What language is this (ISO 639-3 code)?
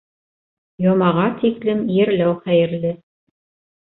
bak